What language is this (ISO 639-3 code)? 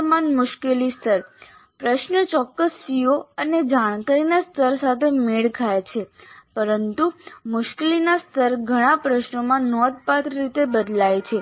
guj